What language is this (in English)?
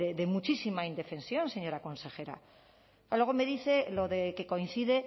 Spanish